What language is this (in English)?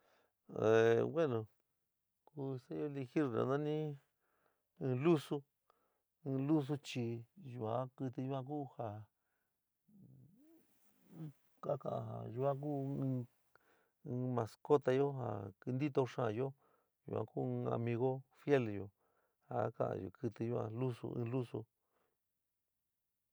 San Miguel El Grande Mixtec